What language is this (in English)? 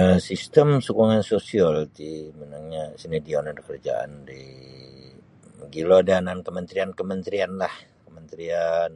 Sabah Bisaya